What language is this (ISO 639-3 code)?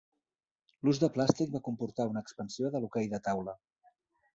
cat